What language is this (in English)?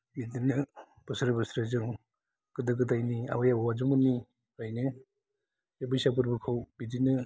Bodo